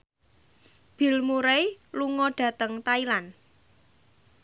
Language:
Javanese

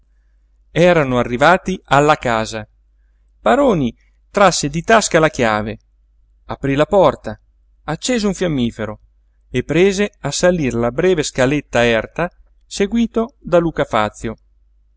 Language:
Italian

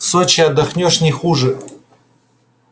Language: Russian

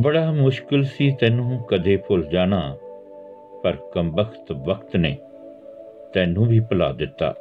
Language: Punjabi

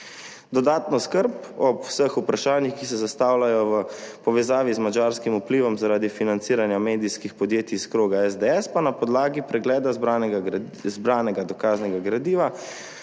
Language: Slovenian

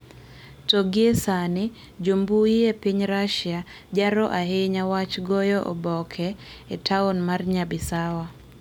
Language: Luo (Kenya and Tanzania)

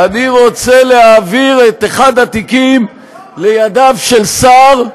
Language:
Hebrew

